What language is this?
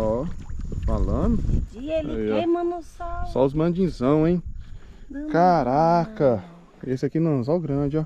Portuguese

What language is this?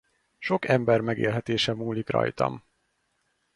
Hungarian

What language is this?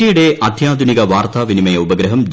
Malayalam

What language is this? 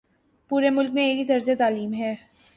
Urdu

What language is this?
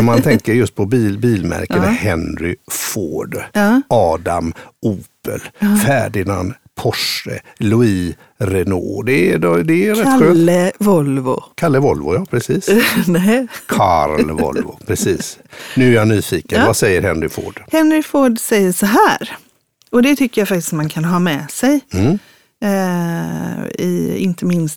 Swedish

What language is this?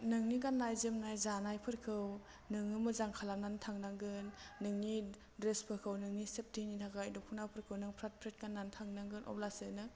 Bodo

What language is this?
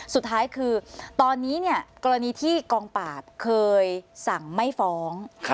Thai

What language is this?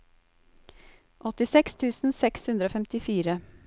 Norwegian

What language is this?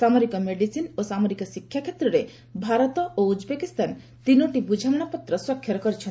Odia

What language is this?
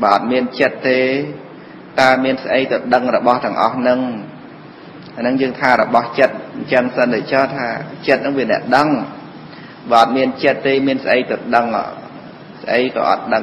Vietnamese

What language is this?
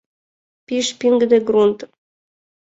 Mari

